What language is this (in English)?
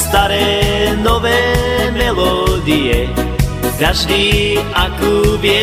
Croatian